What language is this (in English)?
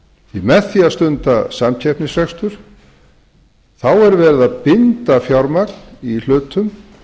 Icelandic